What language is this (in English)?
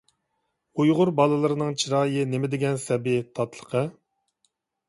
Uyghur